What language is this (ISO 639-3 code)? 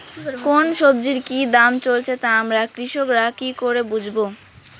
ben